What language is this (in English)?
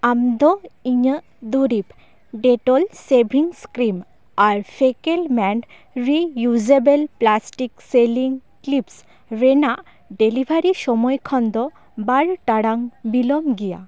Santali